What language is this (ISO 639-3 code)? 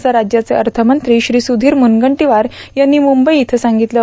mar